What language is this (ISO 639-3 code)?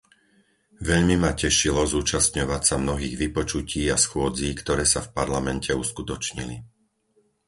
slk